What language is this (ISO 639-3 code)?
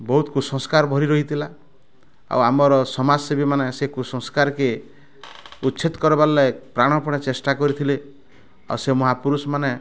ori